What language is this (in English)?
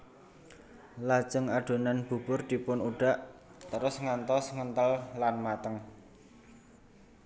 Javanese